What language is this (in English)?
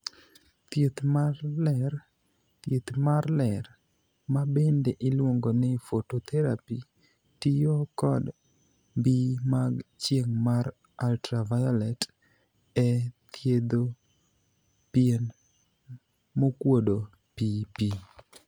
Luo (Kenya and Tanzania)